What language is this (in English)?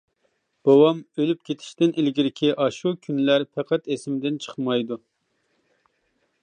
Uyghur